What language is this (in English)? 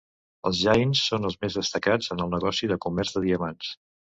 Catalan